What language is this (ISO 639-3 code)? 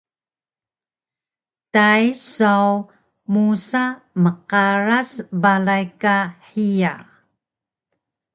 trv